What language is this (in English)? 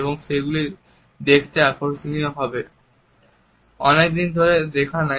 Bangla